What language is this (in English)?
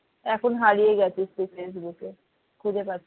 Bangla